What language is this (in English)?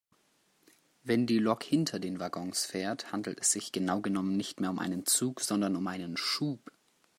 German